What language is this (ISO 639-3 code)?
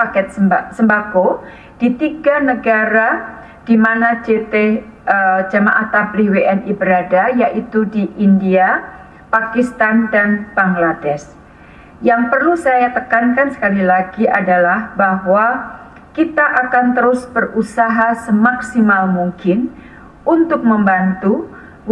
ind